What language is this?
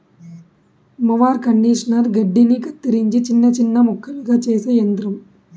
Telugu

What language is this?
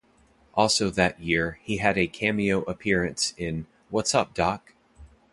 English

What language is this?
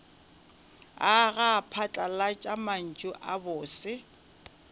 Northern Sotho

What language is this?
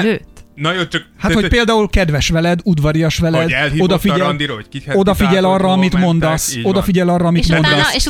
Hungarian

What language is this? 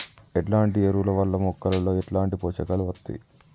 Telugu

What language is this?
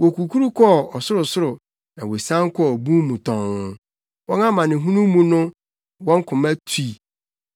Akan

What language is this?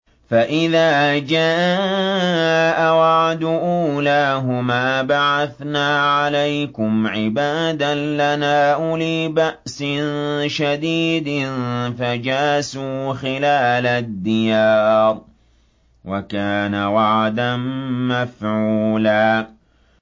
Arabic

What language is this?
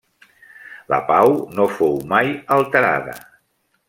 Catalan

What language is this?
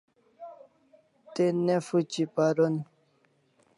Kalasha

